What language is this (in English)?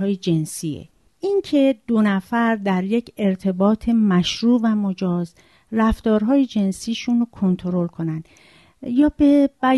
Persian